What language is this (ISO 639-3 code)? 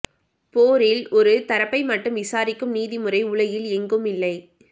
tam